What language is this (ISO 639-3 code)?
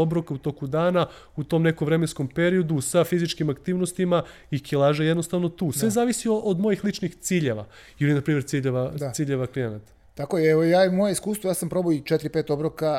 hrv